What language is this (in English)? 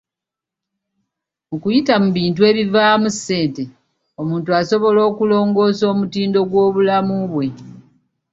Ganda